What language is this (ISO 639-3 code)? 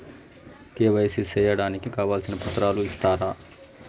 tel